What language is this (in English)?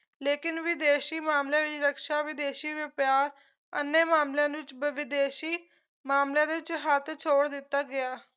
Punjabi